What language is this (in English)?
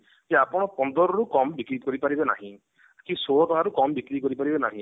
Odia